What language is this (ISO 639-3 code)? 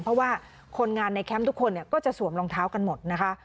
tha